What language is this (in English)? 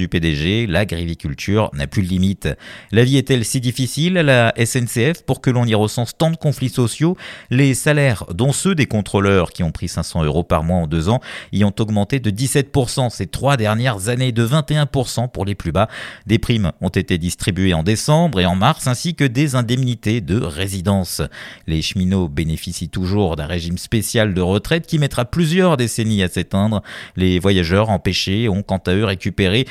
French